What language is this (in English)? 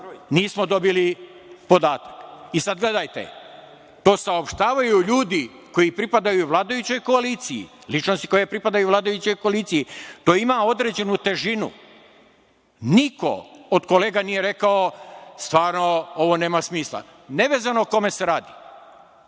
Serbian